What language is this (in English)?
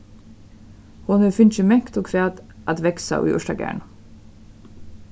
Faroese